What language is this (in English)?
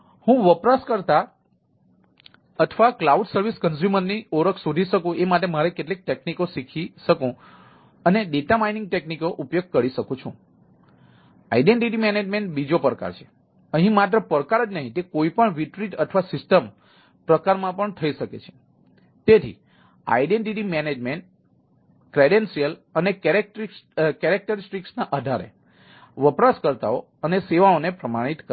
Gujarati